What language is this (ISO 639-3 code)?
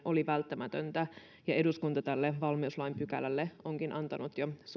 fin